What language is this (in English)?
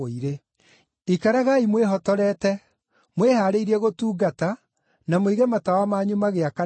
Kikuyu